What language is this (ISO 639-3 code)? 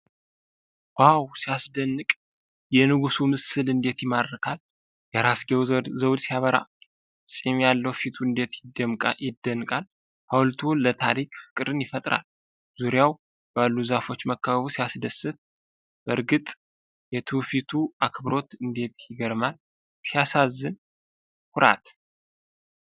amh